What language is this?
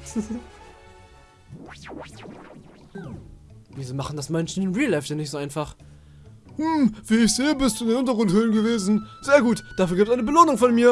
German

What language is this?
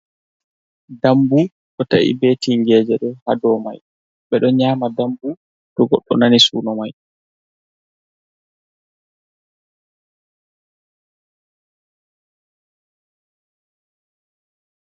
Fula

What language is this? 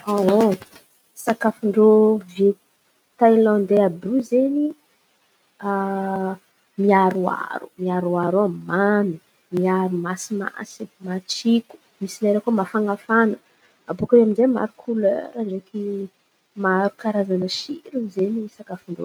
Antankarana Malagasy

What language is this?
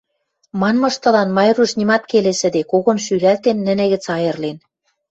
Western Mari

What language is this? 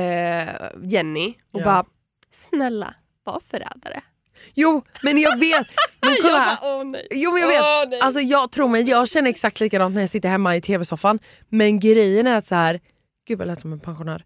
Swedish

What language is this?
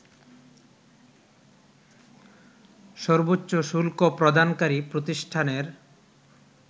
Bangla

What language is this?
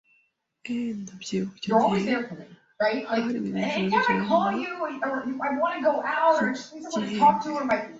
Kinyarwanda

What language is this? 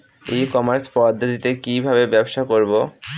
Bangla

